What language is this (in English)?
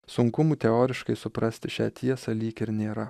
Lithuanian